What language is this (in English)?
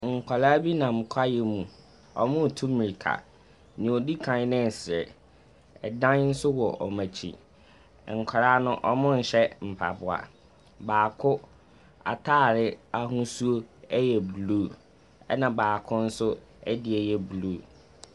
Akan